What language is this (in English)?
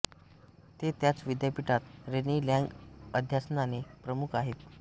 Marathi